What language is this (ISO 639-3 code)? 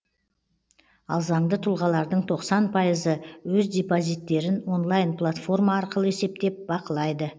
kaz